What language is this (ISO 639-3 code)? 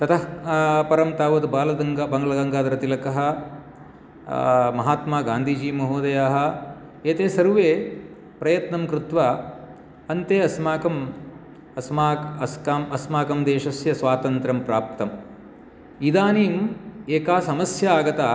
san